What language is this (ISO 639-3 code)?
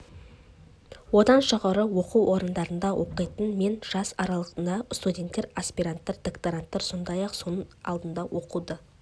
kaz